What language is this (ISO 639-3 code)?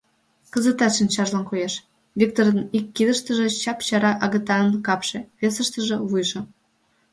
chm